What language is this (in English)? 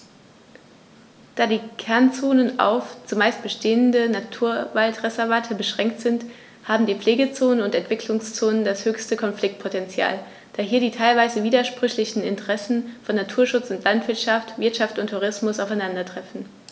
German